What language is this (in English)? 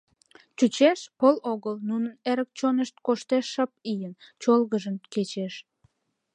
Mari